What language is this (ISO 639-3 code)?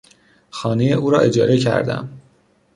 fas